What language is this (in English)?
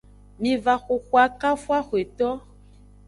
Aja (Benin)